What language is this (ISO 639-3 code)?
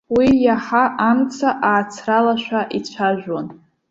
abk